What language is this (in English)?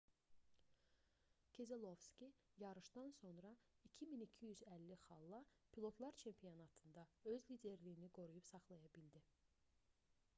Azerbaijani